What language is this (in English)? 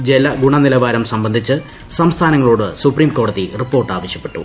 Malayalam